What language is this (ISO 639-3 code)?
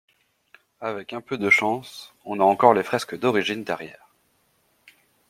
fra